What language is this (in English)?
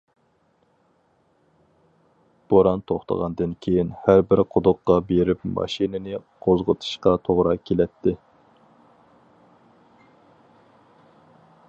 Uyghur